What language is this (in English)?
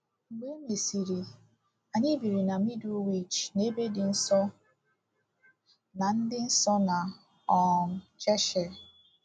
Igbo